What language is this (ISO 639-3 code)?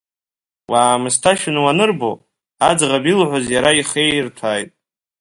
abk